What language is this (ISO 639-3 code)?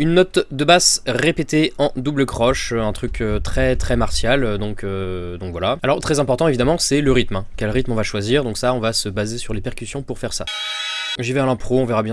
fra